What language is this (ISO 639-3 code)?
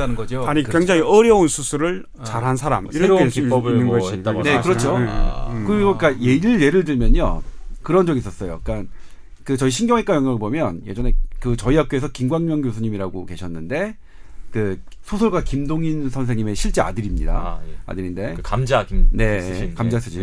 kor